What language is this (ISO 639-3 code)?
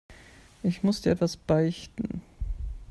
deu